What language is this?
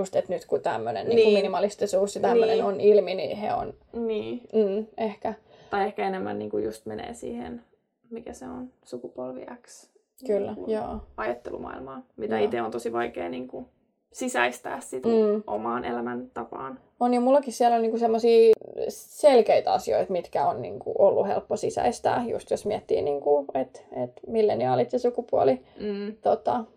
Finnish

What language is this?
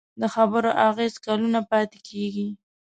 Pashto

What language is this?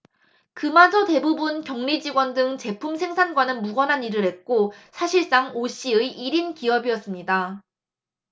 Korean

